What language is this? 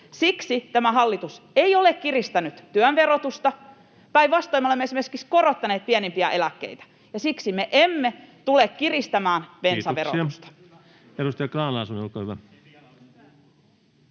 Finnish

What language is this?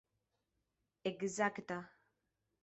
Esperanto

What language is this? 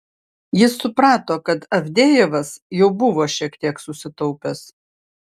Lithuanian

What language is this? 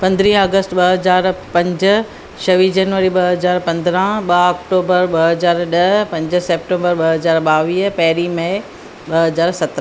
Sindhi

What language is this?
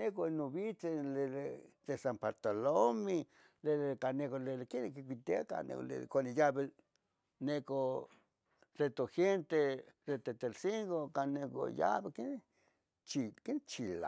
Tetelcingo Nahuatl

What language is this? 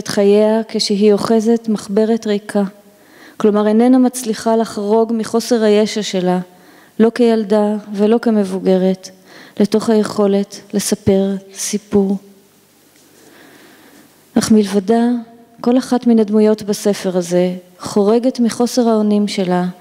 Hebrew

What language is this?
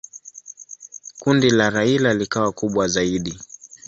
Swahili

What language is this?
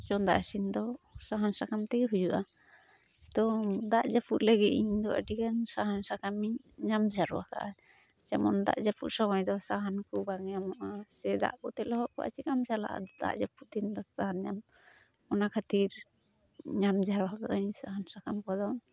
Santali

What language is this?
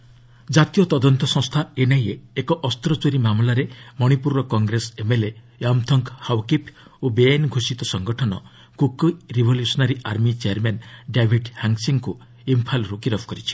Odia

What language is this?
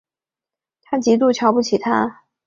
Chinese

